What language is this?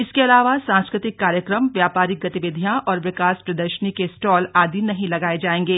Hindi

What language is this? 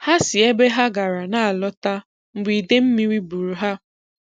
Igbo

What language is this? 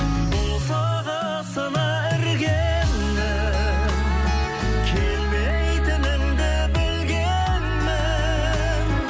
Kazakh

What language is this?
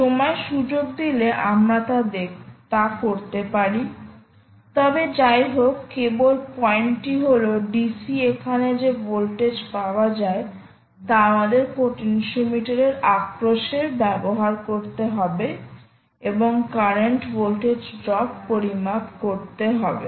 Bangla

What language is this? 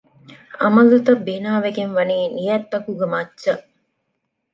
Divehi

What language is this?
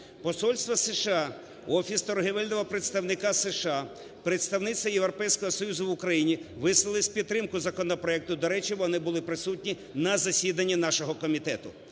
Ukrainian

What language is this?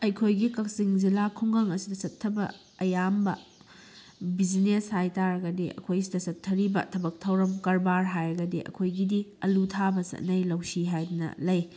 Manipuri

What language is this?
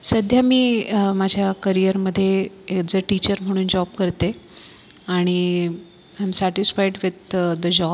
Marathi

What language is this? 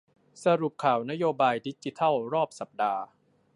Thai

